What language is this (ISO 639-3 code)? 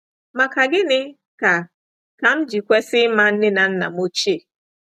ibo